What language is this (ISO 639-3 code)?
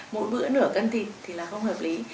vie